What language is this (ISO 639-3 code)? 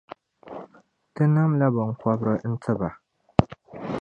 dag